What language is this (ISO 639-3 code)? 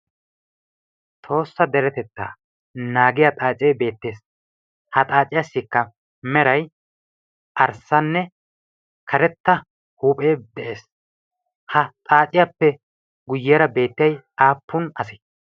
wal